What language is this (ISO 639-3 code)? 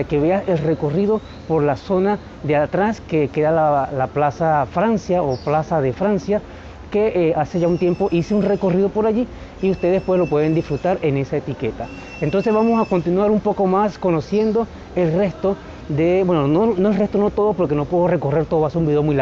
spa